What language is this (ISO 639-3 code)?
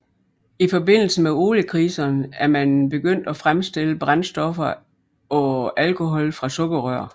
dan